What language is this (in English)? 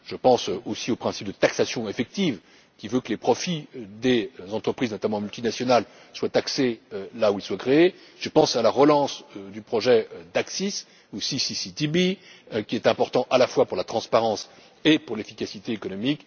French